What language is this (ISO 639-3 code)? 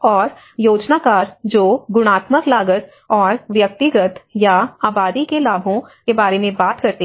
hin